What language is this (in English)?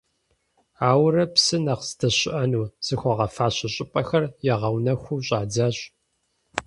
Kabardian